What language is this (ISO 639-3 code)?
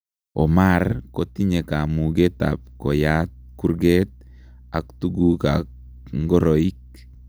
kln